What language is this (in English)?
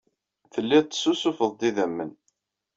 Kabyle